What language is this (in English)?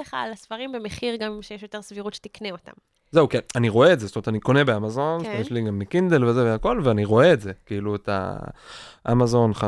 Hebrew